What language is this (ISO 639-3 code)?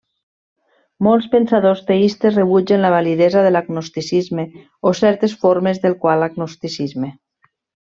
cat